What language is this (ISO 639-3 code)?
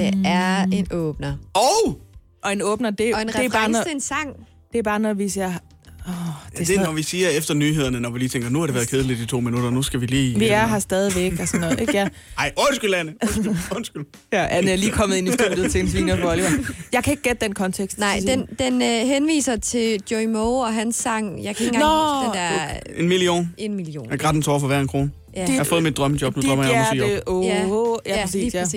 dan